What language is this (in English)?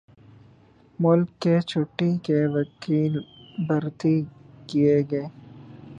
Urdu